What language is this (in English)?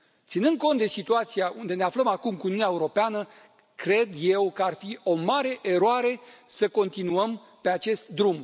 Romanian